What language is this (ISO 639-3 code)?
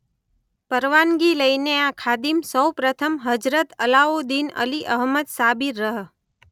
guj